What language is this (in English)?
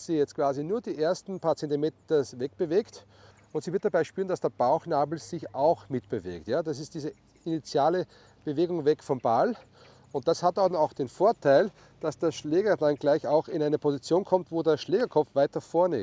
German